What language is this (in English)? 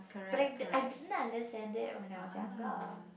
English